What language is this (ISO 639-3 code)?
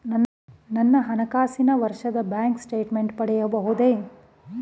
kan